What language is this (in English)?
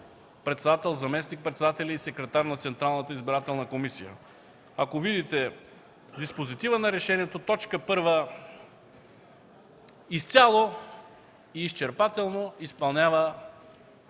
Bulgarian